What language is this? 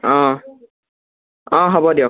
Assamese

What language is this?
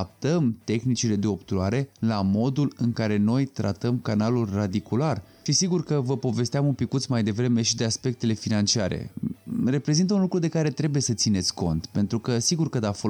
Romanian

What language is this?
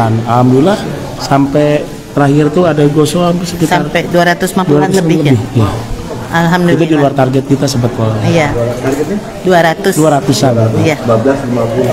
Indonesian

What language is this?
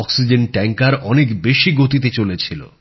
Bangla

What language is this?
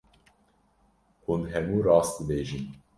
Kurdish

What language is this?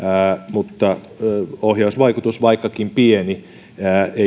Finnish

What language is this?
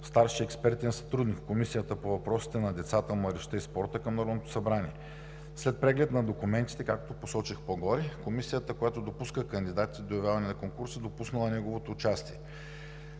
Bulgarian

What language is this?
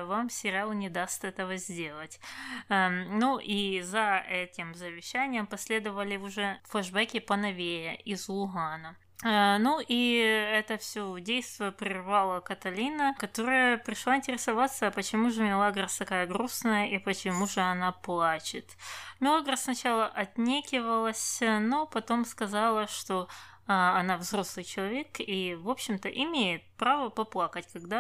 Russian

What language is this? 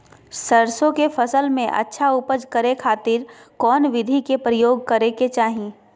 Magahi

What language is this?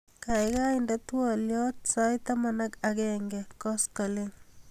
Kalenjin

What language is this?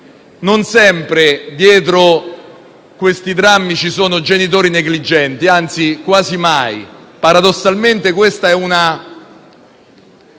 Italian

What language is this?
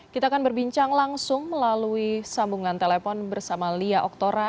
Indonesian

